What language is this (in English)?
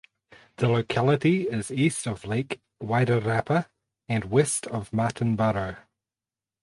English